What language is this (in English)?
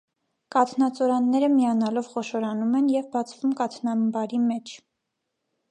Armenian